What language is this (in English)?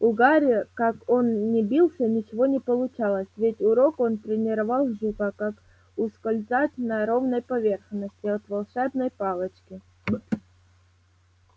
Russian